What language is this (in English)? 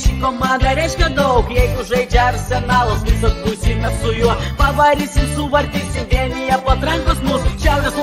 Lithuanian